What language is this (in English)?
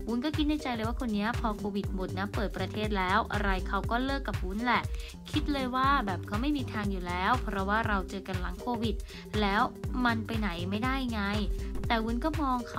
Thai